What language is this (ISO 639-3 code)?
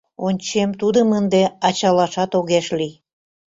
chm